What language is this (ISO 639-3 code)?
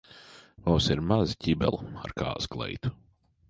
lav